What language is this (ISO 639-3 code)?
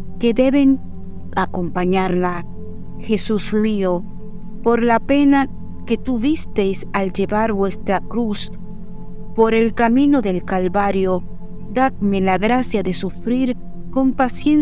spa